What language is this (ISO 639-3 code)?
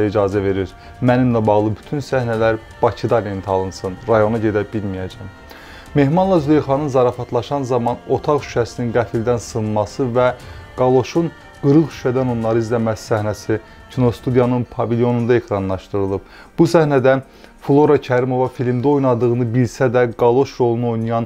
tur